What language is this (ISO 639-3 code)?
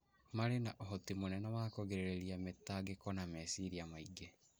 kik